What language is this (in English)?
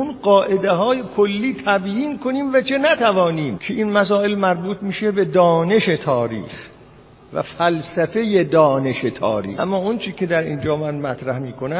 Persian